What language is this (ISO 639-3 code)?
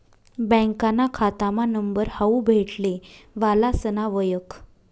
mar